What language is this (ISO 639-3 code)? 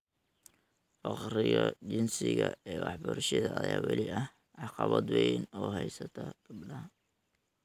som